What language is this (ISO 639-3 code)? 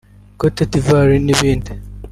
kin